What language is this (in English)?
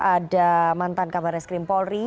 Indonesian